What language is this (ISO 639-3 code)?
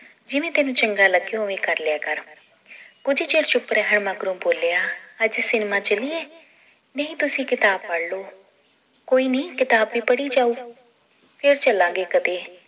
pan